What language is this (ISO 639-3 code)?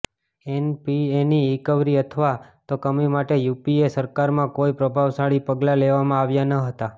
guj